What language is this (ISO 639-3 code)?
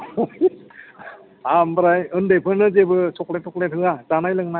brx